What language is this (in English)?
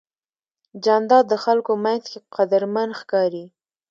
Pashto